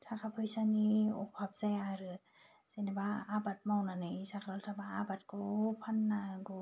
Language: Bodo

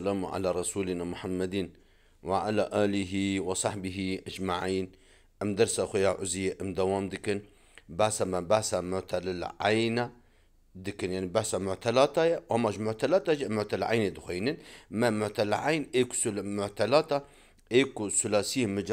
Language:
Arabic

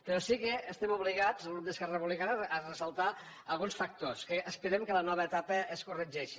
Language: Catalan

